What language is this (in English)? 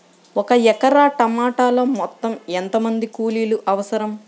Telugu